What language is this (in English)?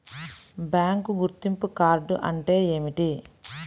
Telugu